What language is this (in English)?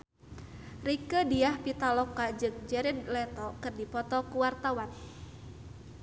Sundanese